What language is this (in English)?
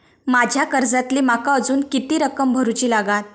Marathi